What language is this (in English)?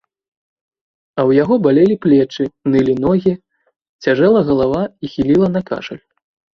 Belarusian